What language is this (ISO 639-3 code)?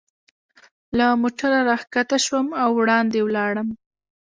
pus